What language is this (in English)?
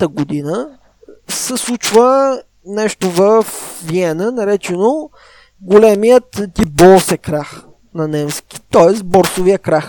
Bulgarian